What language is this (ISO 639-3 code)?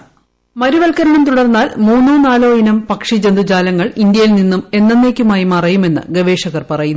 mal